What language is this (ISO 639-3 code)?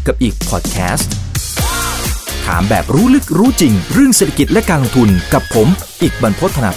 tha